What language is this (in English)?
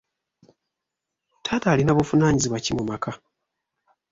Ganda